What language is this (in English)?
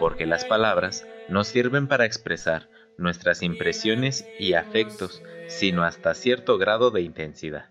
Spanish